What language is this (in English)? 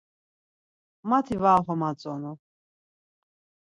Laz